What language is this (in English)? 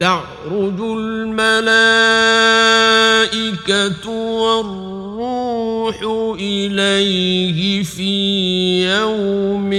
Arabic